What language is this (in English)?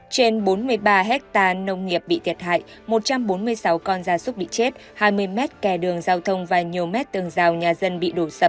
Vietnamese